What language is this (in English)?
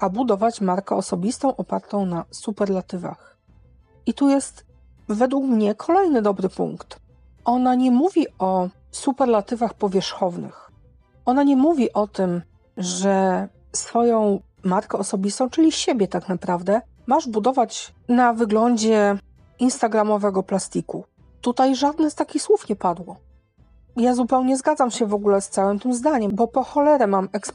Polish